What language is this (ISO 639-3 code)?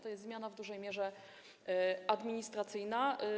pol